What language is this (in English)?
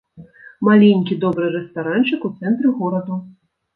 Belarusian